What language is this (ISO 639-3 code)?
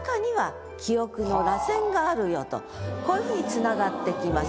jpn